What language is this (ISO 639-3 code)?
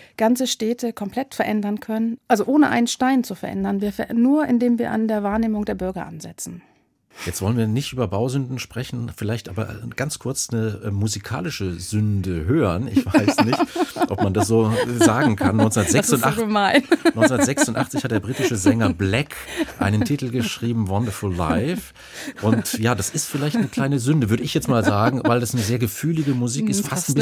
deu